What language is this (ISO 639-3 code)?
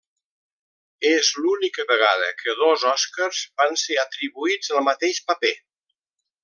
cat